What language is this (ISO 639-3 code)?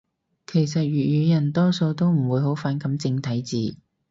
yue